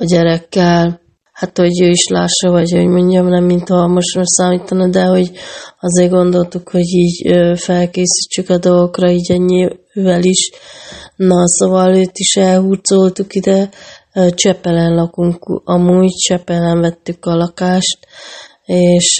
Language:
Hungarian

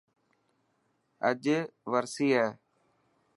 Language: Dhatki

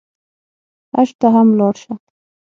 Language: Pashto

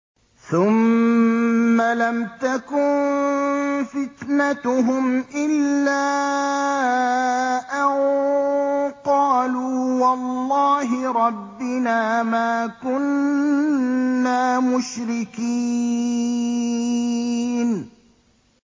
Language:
Arabic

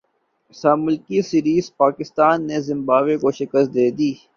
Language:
Urdu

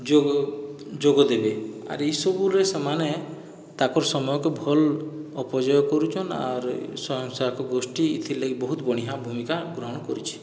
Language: Odia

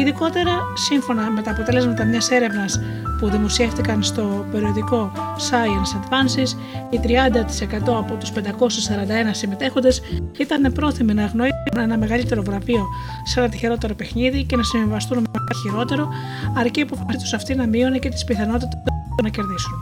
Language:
Greek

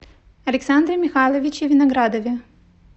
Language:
Russian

